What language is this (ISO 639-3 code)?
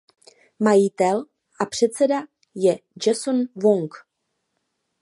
ces